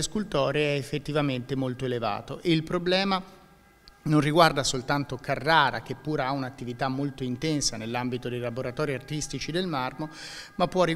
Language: Italian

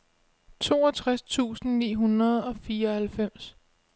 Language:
Danish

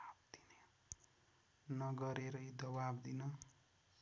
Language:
Nepali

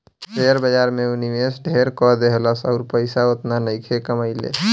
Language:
Bhojpuri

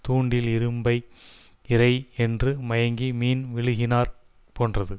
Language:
Tamil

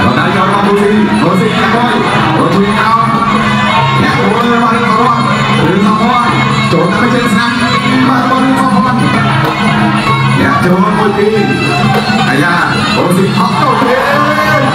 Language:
Thai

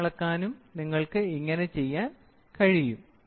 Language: Malayalam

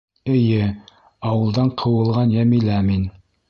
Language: Bashkir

